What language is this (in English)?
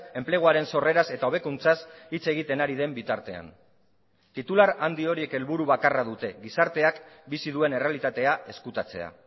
Basque